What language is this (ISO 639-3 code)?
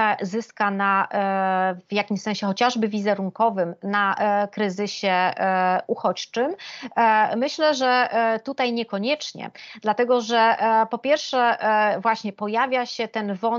pol